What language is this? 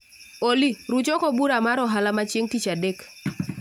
Luo (Kenya and Tanzania)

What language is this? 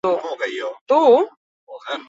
Basque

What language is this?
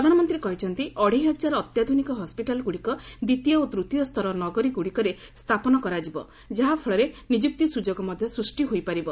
Odia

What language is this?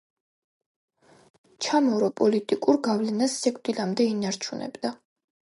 Georgian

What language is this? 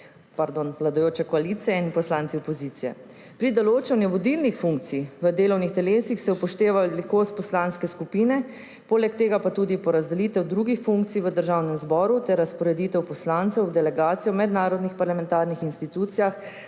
Slovenian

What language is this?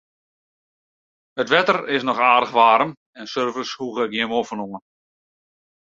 Western Frisian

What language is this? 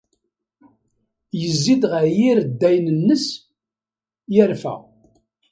Kabyle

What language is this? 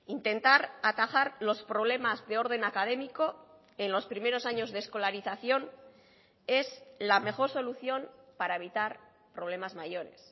Spanish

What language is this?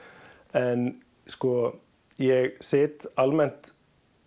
Icelandic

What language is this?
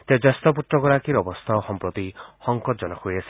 Assamese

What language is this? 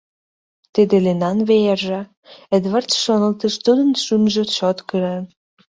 Mari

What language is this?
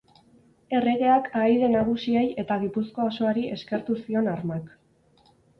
Basque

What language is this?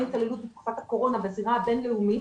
Hebrew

